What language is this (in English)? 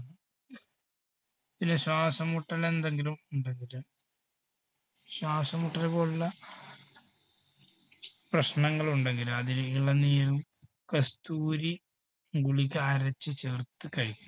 Malayalam